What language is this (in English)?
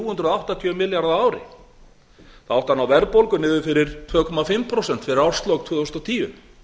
Icelandic